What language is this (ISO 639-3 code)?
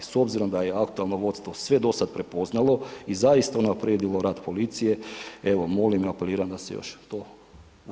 hrv